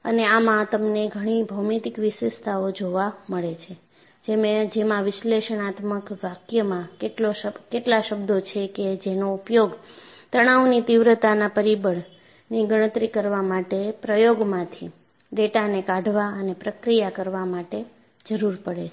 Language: Gujarati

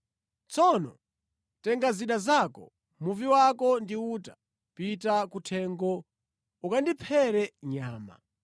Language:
Nyanja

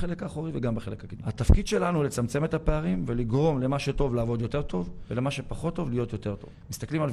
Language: Hebrew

